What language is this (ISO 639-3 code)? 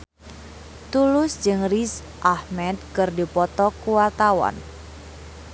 sun